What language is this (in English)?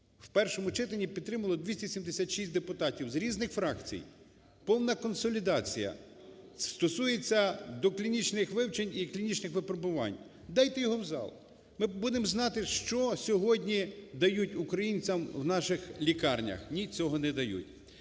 Ukrainian